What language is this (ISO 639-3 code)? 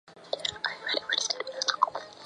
zho